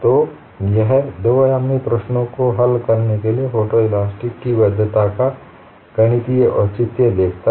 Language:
Hindi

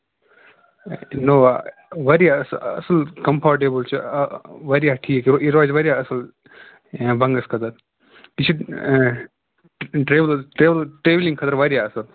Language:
Kashmiri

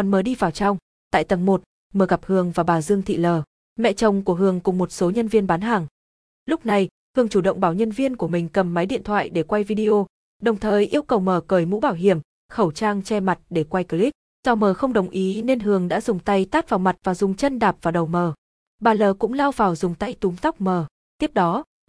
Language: Vietnamese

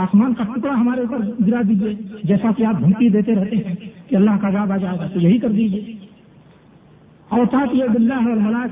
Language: Urdu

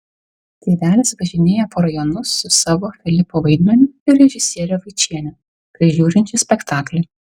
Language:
Lithuanian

